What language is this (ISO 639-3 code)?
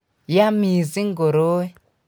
kln